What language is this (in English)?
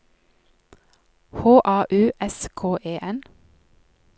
Norwegian